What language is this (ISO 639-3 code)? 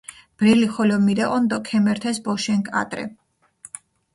xmf